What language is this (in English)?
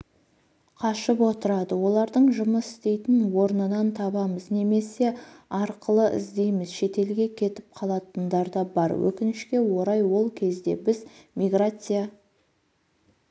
Kazakh